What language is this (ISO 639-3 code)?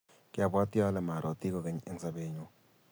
kln